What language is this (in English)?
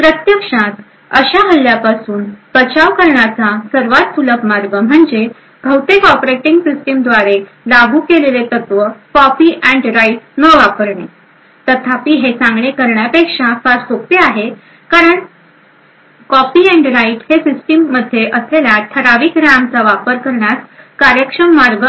Marathi